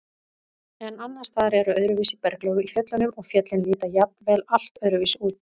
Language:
Icelandic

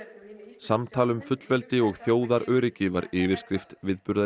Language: Icelandic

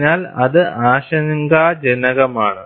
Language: Malayalam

